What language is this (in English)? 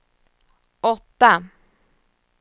Swedish